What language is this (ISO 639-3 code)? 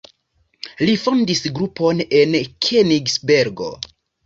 epo